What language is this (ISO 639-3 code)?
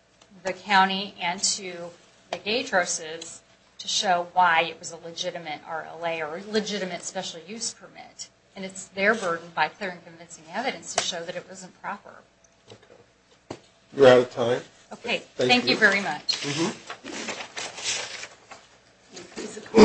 eng